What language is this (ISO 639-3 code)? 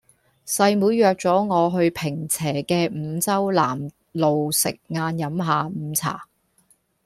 yue